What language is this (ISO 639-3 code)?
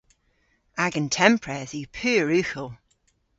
cor